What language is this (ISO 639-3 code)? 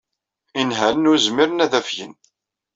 kab